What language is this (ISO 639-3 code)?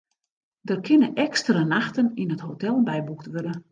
fry